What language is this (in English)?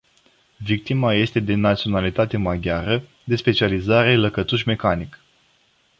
Romanian